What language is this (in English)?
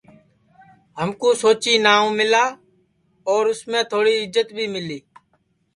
Sansi